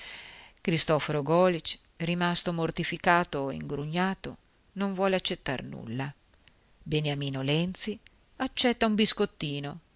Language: Italian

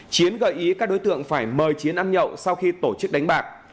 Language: Vietnamese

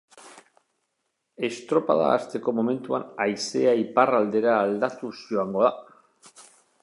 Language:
Basque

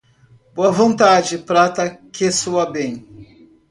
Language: Portuguese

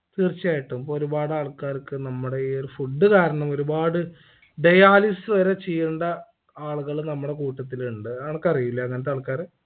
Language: Malayalam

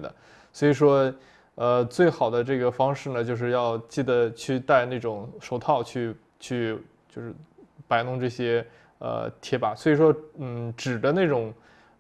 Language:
Chinese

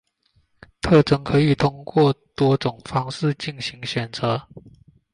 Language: Chinese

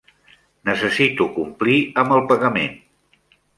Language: Catalan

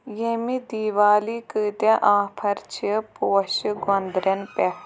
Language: Kashmiri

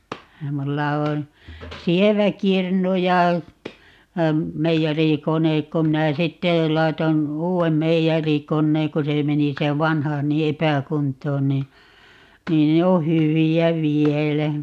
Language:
Finnish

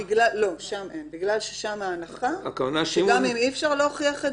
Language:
Hebrew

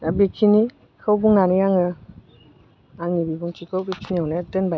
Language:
Bodo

